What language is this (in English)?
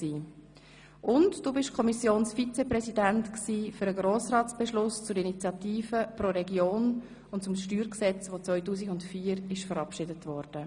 Swiss German